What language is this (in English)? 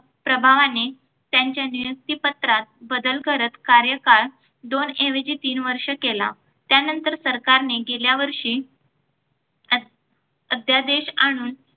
Marathi